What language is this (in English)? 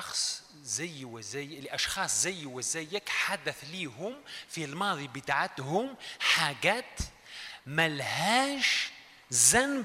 Arabic